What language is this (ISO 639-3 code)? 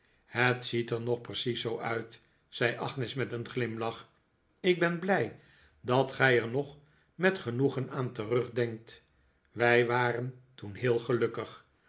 nld